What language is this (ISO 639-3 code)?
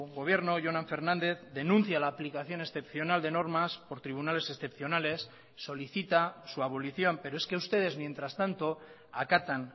spa